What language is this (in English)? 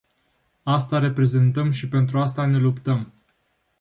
Romanian